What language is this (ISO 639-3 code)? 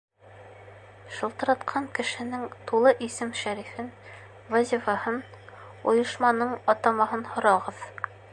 bak